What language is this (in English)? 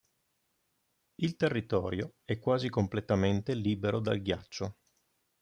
Italian